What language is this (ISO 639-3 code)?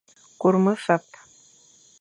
fan